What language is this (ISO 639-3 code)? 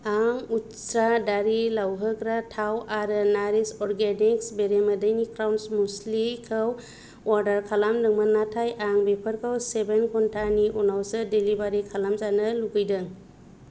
brx